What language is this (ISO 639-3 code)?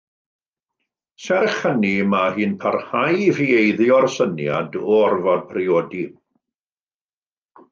cym